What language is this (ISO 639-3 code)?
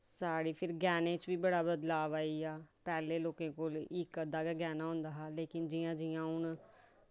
doi